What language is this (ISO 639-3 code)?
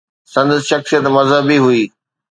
snd